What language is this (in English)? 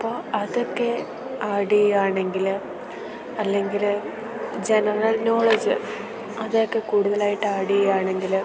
Malayalam